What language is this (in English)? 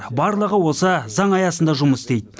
Kazakh